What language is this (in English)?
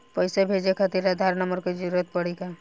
Bhojpuri